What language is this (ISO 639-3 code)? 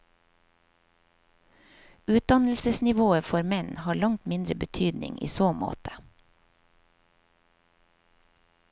nor